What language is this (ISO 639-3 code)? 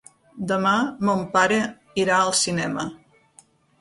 cat